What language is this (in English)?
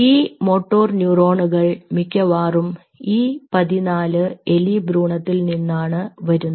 Malayalam